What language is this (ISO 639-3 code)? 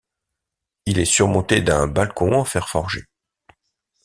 fra